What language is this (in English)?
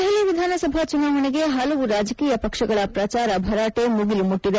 Kannada